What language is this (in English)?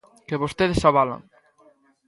Galician